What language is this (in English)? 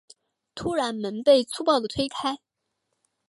Chinese